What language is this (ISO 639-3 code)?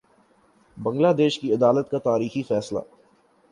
urd